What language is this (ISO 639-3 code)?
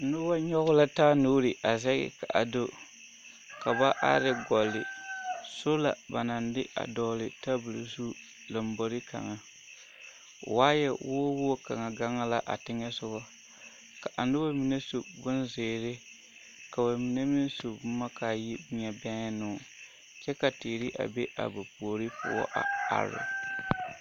dga